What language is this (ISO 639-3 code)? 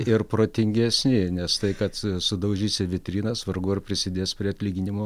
lit